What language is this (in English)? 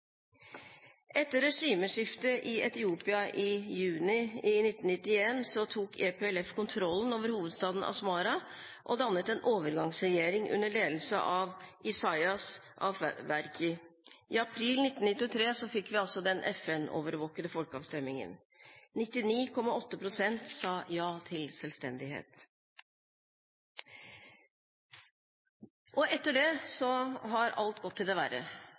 Norwegian Bokmål